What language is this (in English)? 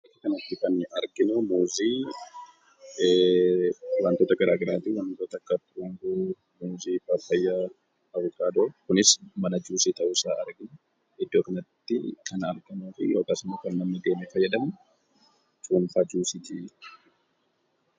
Oromo